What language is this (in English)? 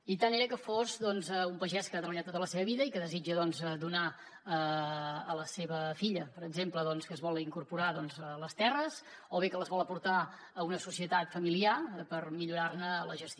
Catalan